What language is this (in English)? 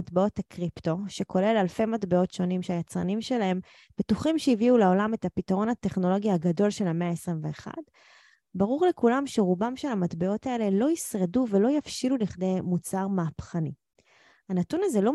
Hebrew